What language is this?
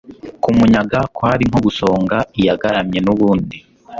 Kinyarwanda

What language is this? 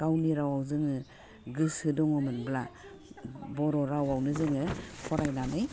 Bodo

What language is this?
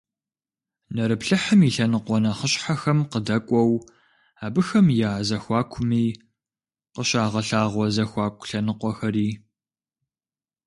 Kabardian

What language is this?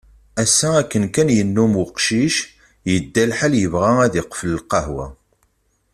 Kabyle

